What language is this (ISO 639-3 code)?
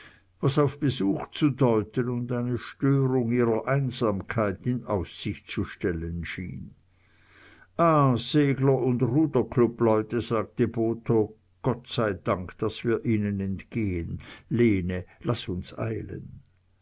deu